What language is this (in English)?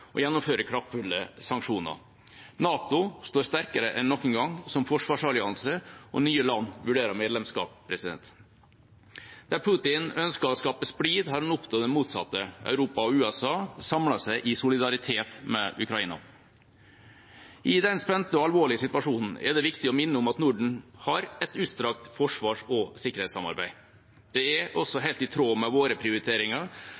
Norwegian Bokmål